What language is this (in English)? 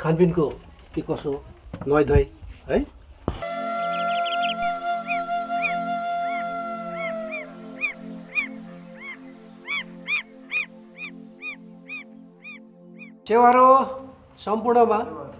Hindi